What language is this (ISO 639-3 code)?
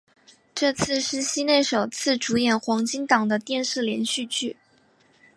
zho